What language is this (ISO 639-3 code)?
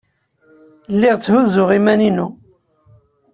kab